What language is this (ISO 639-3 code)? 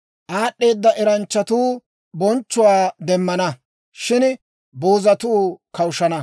dwr